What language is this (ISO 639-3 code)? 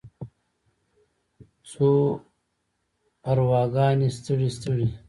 pus